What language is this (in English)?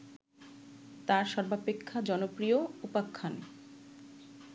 Bangla